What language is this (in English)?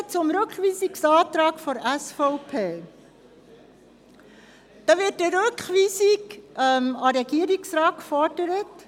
Swiss German